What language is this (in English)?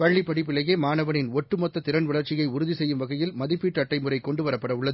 Tamil